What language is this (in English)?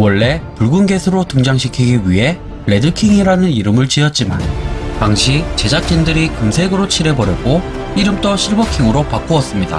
Korean